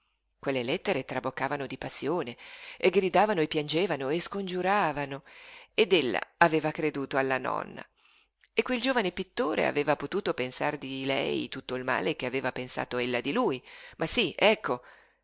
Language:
Italian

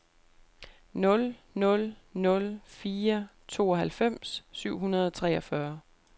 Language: Danish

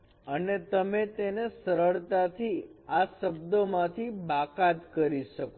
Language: Gujarati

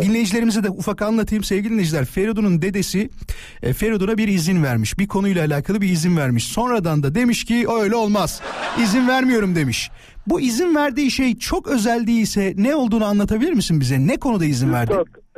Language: Turkish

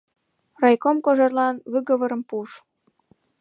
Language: Mari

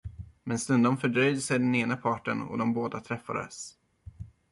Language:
Swedish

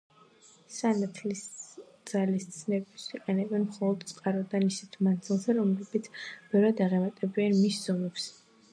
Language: Georgian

